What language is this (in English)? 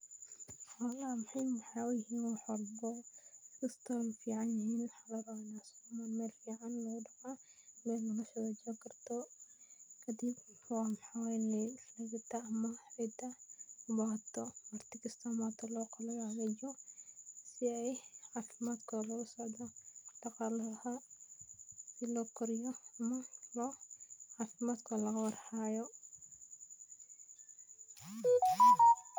Somali